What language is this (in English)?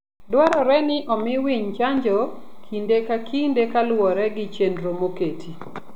Luo (Kenya and Tanzania)